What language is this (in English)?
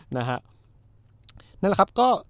Thai